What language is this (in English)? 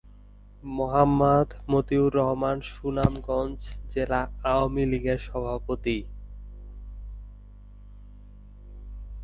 Bangla